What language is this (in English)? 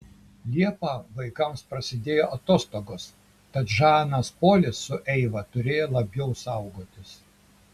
Lithuanian